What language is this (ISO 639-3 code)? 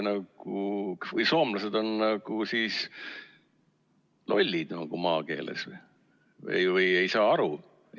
est